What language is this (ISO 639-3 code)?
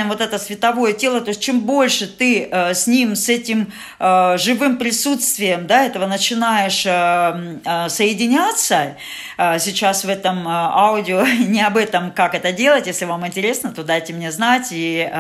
rus